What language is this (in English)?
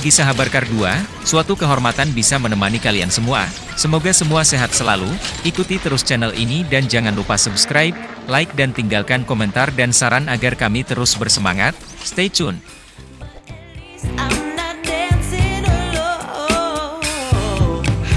Indonesian